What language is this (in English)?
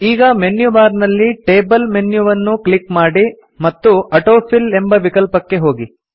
Kannada